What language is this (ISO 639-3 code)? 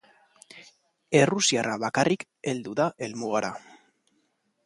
eus